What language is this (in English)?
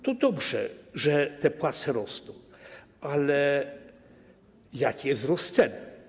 Polish